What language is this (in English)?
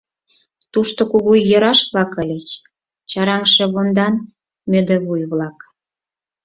Mari